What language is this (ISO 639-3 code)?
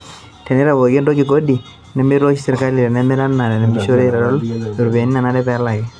mas